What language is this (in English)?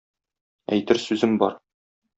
Tatar